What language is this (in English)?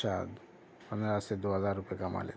Urdu